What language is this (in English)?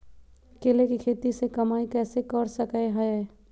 Magahi